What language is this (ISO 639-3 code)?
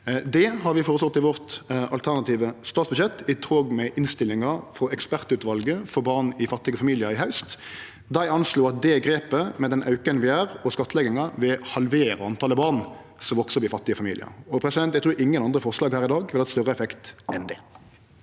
nor